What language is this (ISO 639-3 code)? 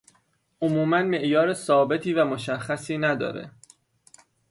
fas